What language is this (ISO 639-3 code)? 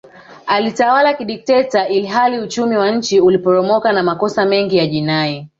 swa